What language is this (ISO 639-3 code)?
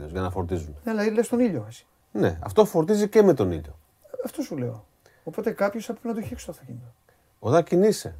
ell